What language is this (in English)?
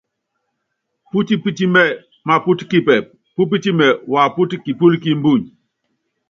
Yangben